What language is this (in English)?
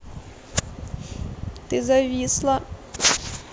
Russian